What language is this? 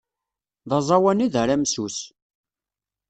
Kabyle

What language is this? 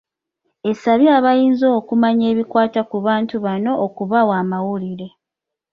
Ganda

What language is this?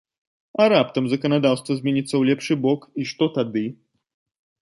Belarusian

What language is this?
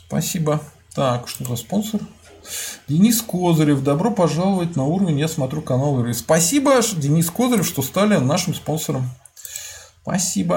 Russian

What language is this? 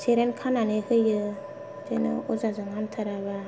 Bodo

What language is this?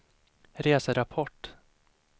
Swedish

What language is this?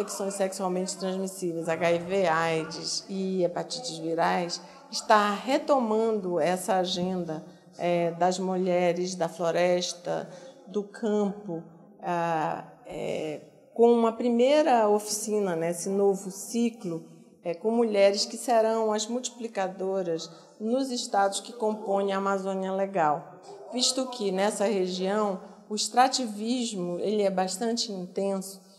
Portuguese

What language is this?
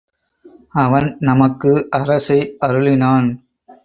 Tamil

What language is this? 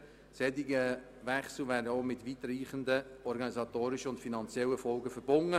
Swiss German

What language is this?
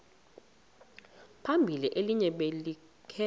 Xhosa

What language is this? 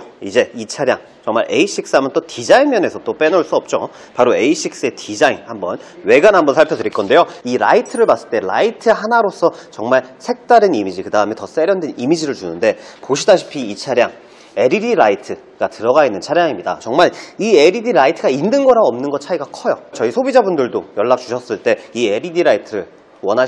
Korean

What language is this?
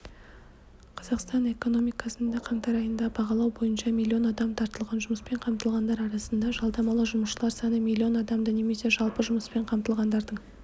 Kazakh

